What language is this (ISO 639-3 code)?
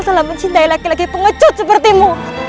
ind